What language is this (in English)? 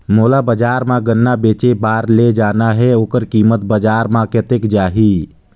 Chhattisgarhi